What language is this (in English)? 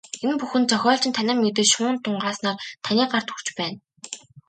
Mongolian